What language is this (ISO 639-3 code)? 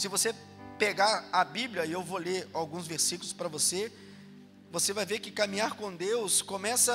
por